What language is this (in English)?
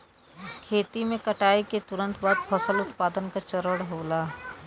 Bhojpuri